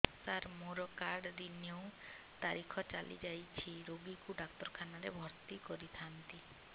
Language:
Odia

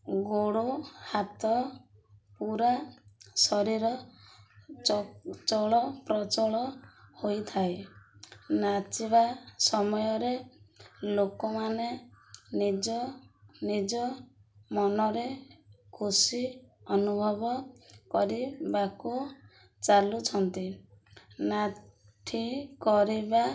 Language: Odia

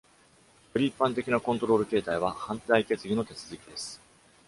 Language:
Japanese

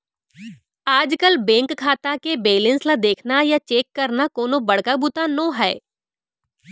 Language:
Chhattisgarhi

